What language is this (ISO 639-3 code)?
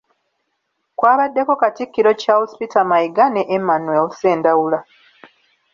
lug